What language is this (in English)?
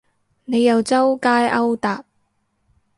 Cantonese